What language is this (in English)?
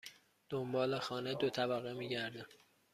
Persian